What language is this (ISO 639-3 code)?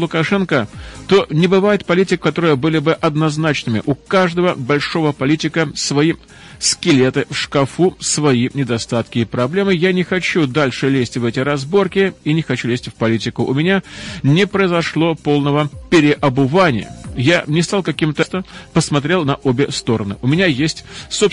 rus